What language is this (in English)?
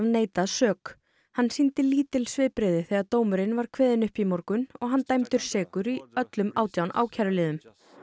Icelandic